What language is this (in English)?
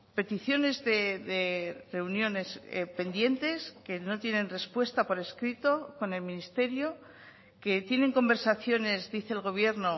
Spanish